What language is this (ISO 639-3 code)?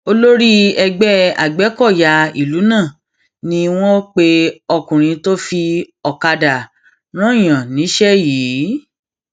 yor